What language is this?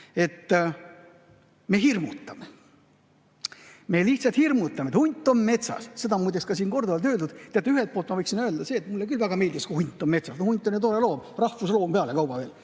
Estonian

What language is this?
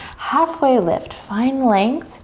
English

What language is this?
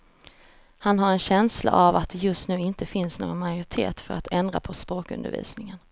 Swedish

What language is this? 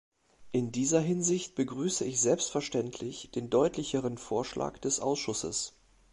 German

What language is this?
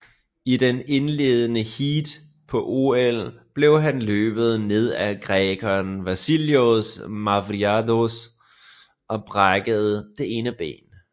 Danish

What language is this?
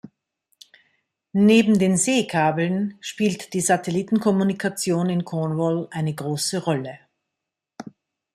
German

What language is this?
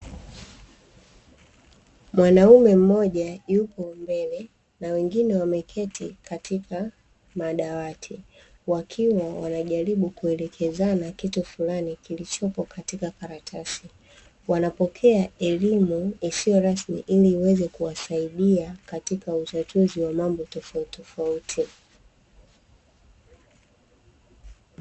Swahili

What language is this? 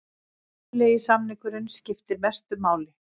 Icelandic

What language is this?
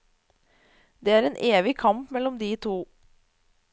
Norwegian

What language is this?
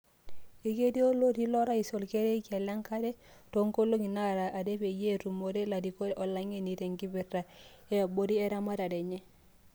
Masai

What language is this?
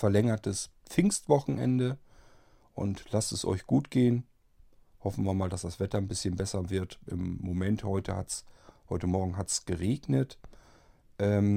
German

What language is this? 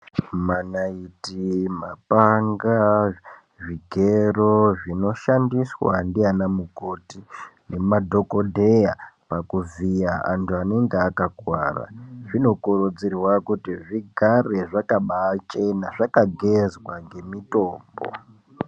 Ndau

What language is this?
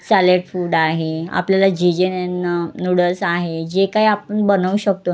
Marathi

